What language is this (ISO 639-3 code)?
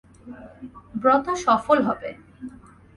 ben